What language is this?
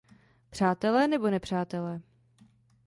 Czech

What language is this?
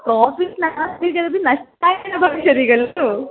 Sanskrit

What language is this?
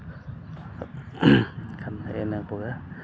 Santali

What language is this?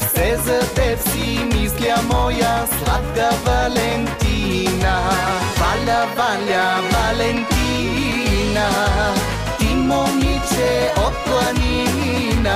Bulgarian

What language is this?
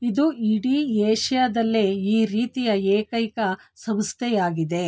Kannada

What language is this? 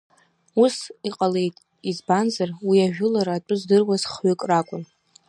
Abkhazian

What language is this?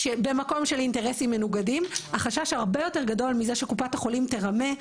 Hebrew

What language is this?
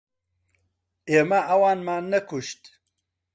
Central Kurdish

